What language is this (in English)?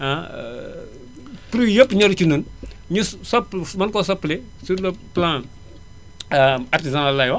Wolof